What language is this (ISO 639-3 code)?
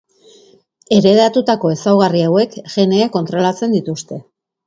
eus